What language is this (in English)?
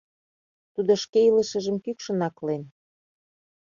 Mari